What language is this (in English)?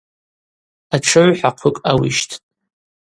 Abaza